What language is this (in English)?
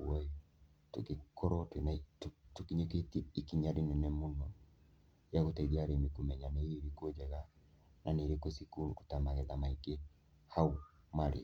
Kikuyu